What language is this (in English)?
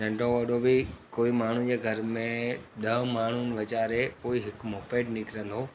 Sindhi